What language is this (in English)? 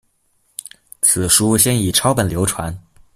Chinese